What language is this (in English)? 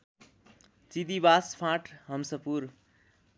Nepali